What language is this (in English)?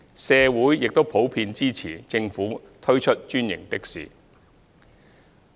Cantonese